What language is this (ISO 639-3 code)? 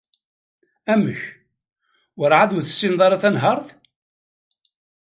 kab